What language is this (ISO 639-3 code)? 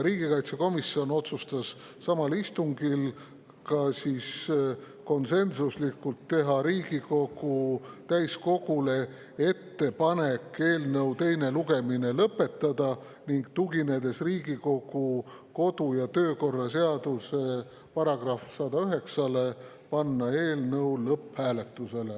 est